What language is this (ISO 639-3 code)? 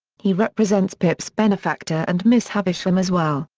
eng